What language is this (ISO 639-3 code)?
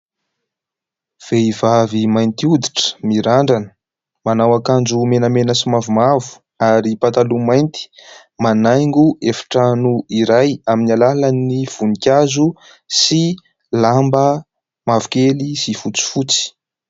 mlg